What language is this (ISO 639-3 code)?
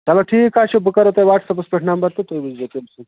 kas